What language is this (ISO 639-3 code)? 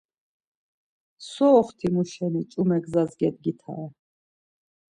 lzz